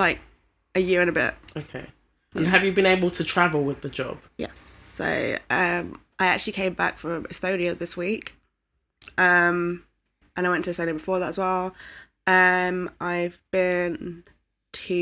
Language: English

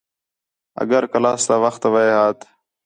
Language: Khetrani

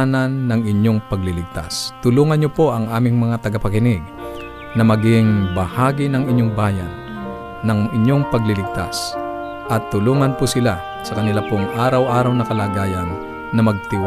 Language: Filipino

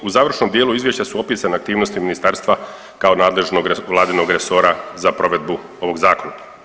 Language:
Croatian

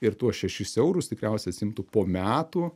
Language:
Lithuanian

